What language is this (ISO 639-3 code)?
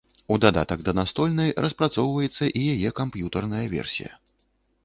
bel